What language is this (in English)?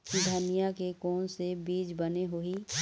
Chhattisgarhi